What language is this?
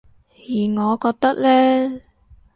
Cantonese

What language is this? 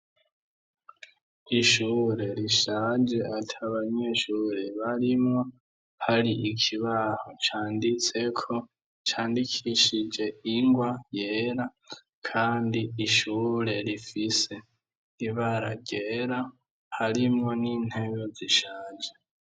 Rundi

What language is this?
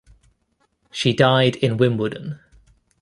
English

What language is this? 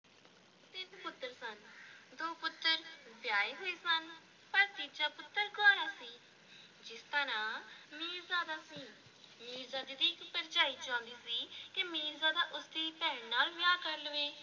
Punjabi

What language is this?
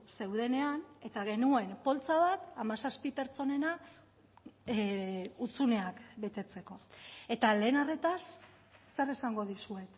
Basque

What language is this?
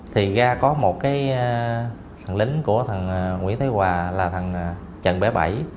Vietnamese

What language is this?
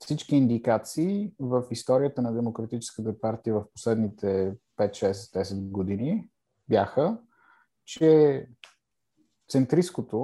Bulgarian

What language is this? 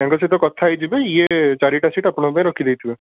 Odia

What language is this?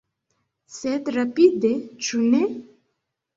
Esperanto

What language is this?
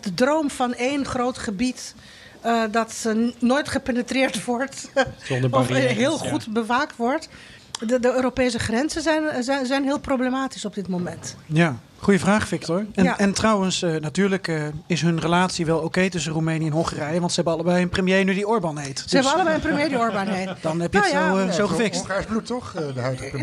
Dutch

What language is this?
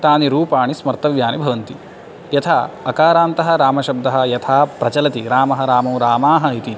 Sanskrit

